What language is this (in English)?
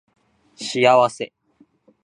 Japanese